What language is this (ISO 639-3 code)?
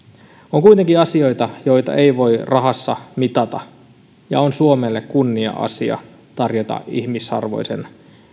fin